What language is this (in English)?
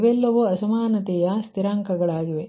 Kannada